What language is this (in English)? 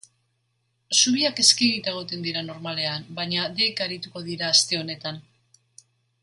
Basque